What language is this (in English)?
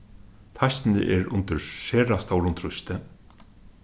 Faroese